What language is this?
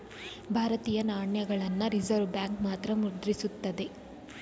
Kannada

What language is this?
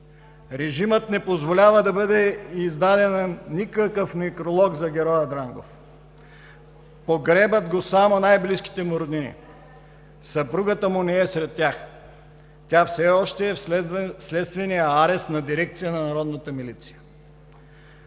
Bulgarian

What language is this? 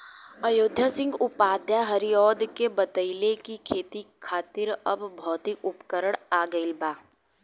Bhojpuri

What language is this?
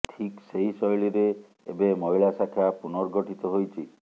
Odia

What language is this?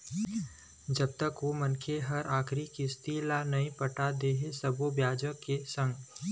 Chhattisgarhi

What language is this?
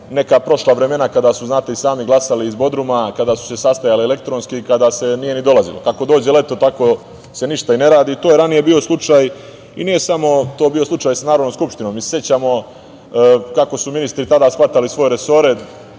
Serbian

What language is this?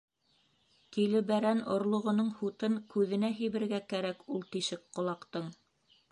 Bashkir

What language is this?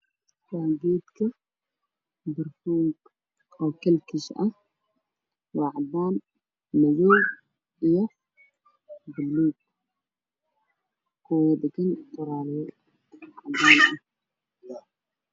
Somali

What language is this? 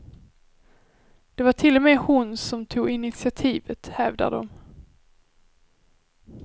Swedish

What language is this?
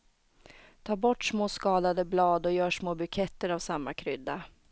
Swedish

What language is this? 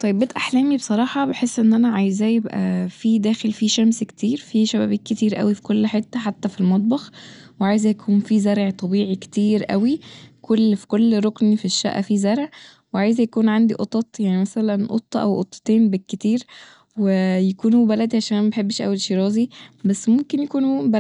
Egyptian Arabic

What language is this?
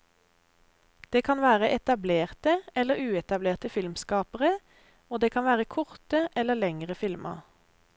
Norwegian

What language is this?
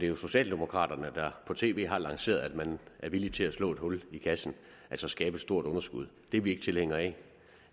Danish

